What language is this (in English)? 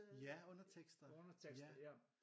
Danish